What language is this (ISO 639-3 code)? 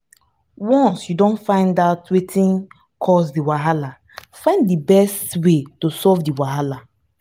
pcm